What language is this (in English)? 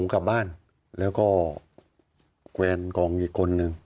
Thai